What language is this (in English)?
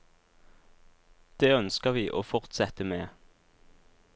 Norwegian